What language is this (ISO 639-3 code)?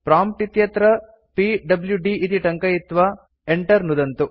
san